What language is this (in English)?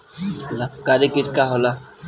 Bhojpuri